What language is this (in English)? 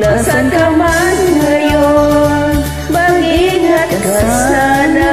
Indonesian